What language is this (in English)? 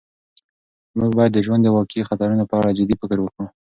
Pashto